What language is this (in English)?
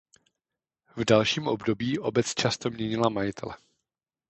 Czech